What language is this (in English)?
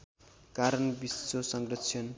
Nepali